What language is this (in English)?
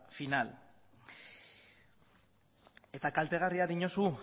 Basque